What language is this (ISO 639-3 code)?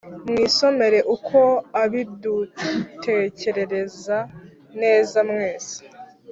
kin